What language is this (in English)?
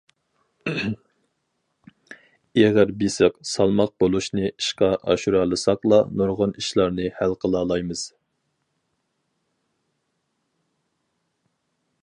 Uyghur